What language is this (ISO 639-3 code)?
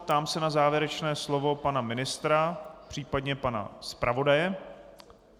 ces